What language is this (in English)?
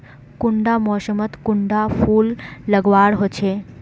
Magahi